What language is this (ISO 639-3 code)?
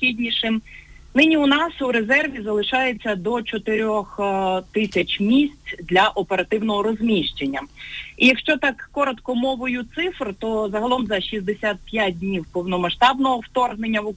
ukr